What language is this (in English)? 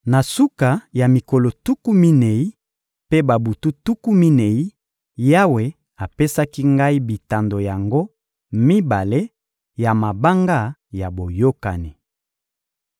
Lingala